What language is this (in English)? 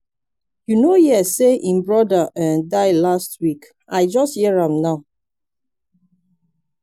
Nigerian Pidgin